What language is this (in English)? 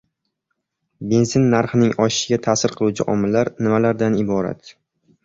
Uzbek